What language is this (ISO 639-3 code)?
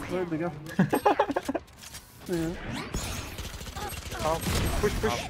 tur